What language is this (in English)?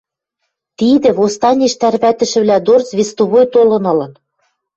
Western Mari